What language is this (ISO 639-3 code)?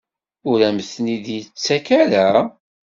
kab